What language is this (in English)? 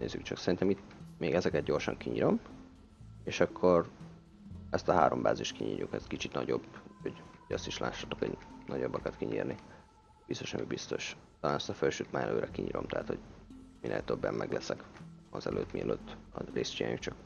Hungarian